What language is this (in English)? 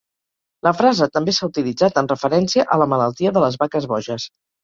Catalan